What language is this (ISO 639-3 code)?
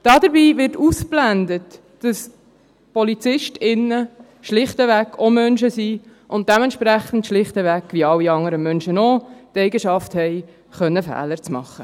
gsw